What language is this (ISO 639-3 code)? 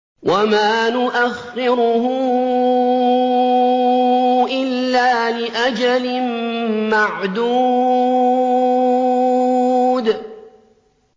ara